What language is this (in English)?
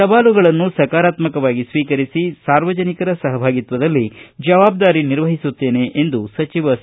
Kannada